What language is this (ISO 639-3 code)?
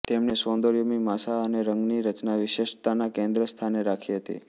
guj